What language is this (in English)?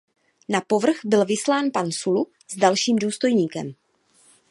Czech